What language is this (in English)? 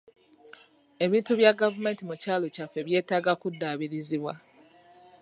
Ganda